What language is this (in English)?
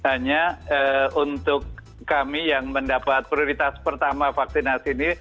Indonesian